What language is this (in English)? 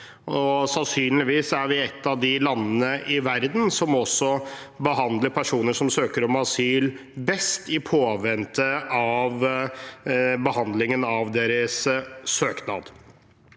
Norwegian